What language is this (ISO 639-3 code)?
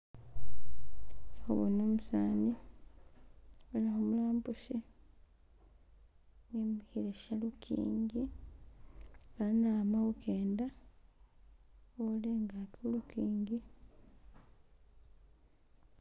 myx